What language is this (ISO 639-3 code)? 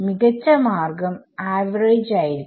mal